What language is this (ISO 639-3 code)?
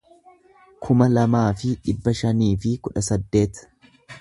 orm